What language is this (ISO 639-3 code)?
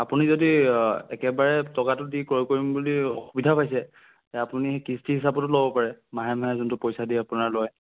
asm